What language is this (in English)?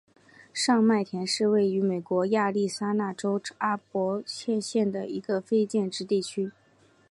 Chinese